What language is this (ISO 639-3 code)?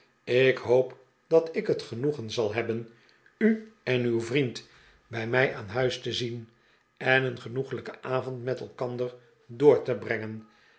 nld